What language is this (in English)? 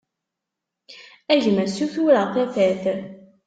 Kabyle